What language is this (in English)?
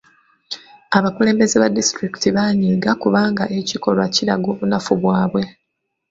Ganda